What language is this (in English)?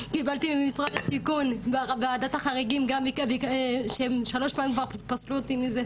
Hebrew